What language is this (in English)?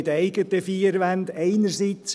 Swiss German